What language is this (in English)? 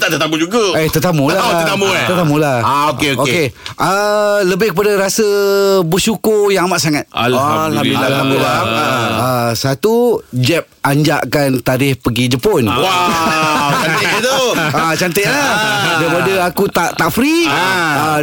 Malay